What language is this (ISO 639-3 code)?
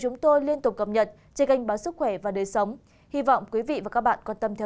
vie